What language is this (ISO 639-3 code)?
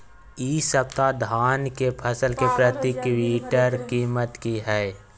mai